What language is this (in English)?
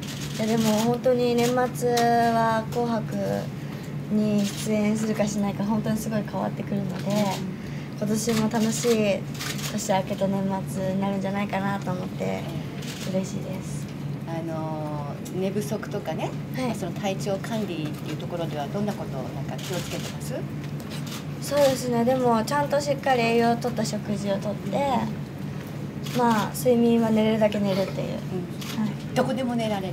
Japanese